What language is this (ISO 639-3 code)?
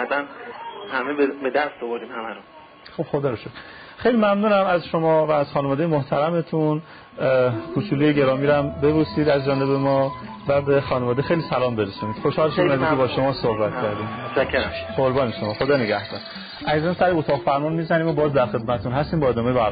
fas